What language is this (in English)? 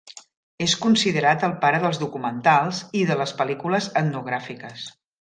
Catalan